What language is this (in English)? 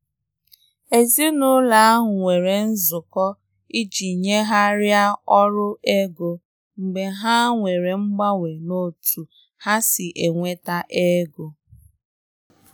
Igbo